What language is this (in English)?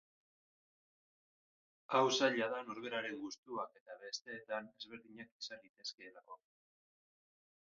Basque